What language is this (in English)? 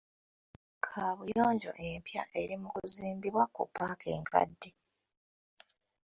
Ganda